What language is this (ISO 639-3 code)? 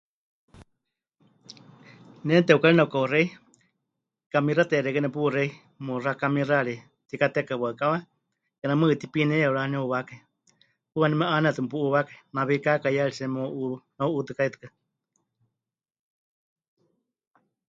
hch